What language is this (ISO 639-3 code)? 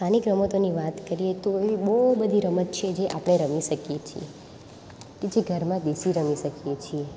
guj